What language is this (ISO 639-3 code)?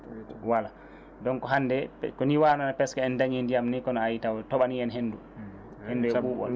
ful